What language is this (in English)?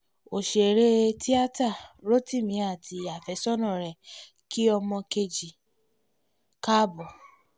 Yoruba